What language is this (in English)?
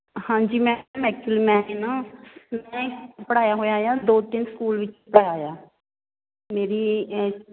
Punjabi